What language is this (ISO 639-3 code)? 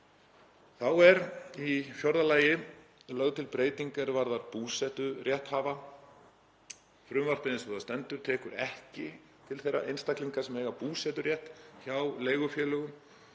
isl